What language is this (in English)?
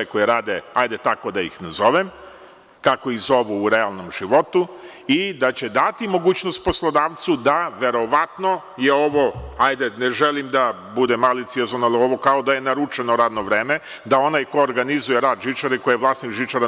Serbian